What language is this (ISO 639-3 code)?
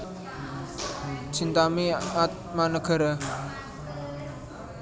jav